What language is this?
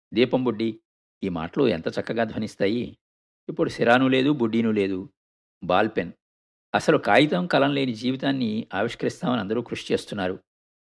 Telugu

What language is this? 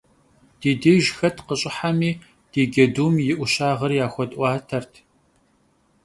Kabardian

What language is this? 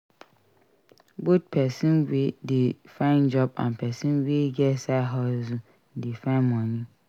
Nigerian Pidgin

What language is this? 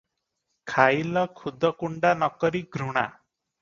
Odia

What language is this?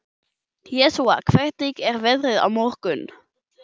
Icelandic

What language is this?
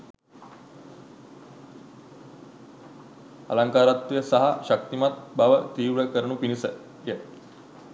Sinhala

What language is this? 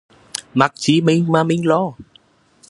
Vietnamese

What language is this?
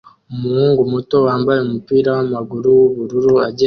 Kinyarwanda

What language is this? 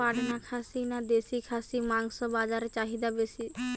Bangla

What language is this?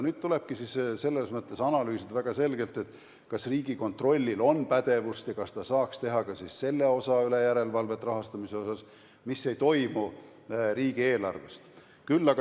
Estonian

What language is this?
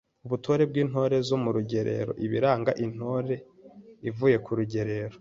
Kinyarwanda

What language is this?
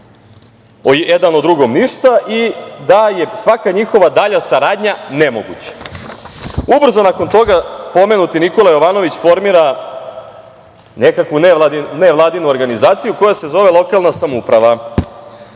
Serbian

